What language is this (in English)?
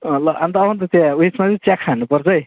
Nepali